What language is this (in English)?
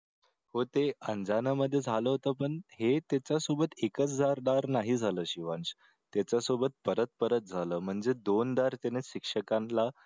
Marathi